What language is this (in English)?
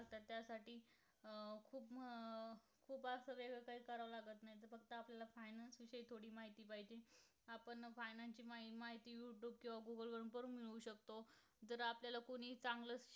Marathi